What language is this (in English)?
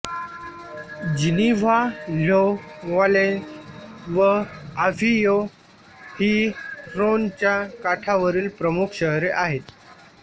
Marathi